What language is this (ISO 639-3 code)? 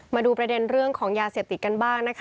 tha